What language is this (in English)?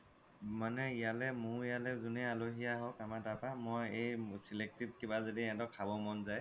Assamese